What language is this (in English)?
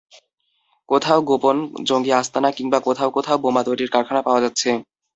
Bangla